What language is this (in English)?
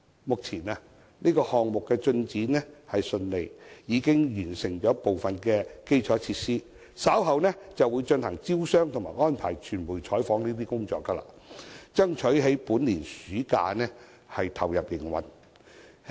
Cantonese